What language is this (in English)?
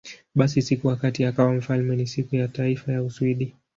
Swahili